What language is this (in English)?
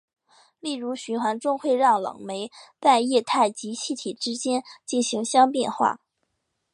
Chinese